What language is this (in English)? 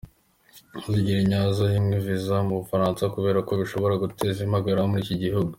Kinyarwanda